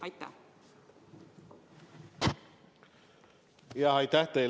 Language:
Estonian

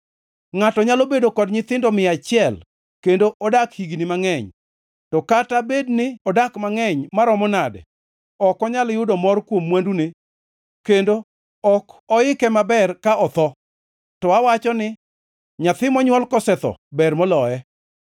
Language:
Luo (Kenya and Tanzania)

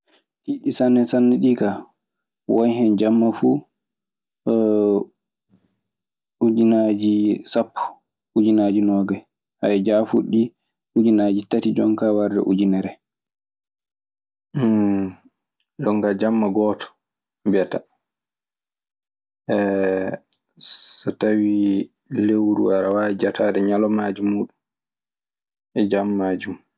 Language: Maasina Fulfulde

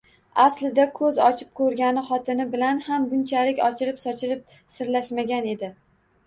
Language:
Uzbek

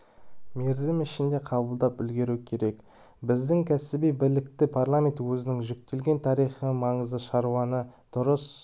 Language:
Kazakh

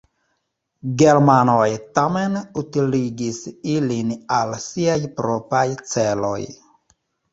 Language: Esperanto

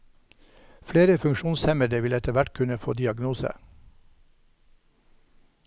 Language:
Norwegian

